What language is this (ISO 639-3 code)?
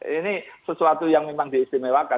ind